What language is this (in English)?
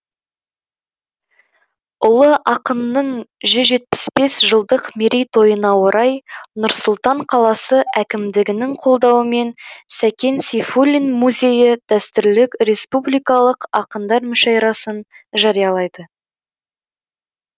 Kazakh